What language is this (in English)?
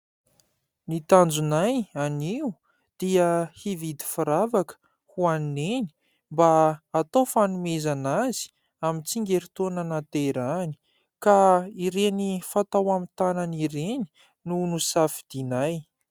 Malagasy